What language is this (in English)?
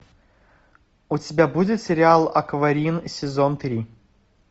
Russian